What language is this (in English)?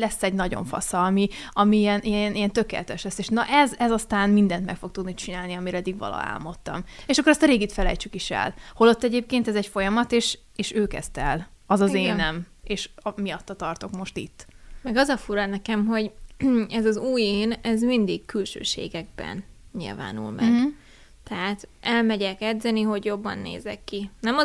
Hungarian